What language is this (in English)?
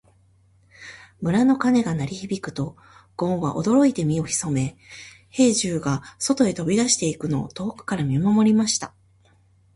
Japanese